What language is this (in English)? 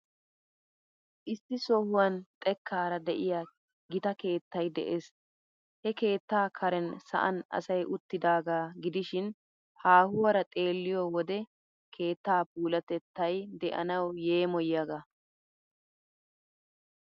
Wolaytta